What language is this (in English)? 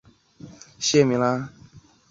Chinese